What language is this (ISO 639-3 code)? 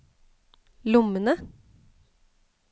nor